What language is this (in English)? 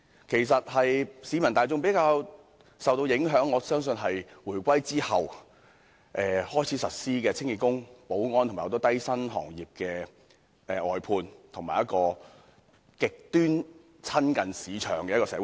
Cantonese